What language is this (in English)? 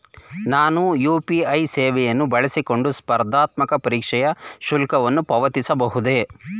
Kannada